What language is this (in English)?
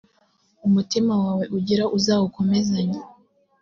Kinyarwanda